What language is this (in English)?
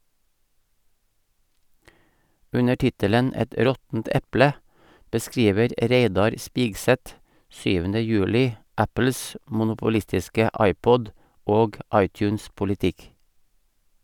Norwegian